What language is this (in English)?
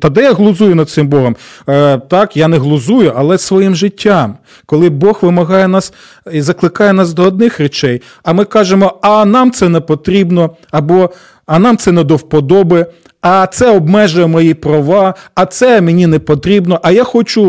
Ukrainian